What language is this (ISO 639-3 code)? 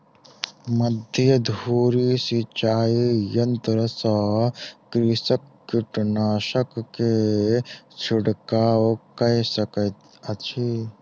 mai